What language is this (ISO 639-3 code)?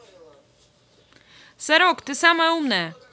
rus